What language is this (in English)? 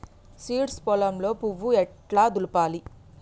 Telugu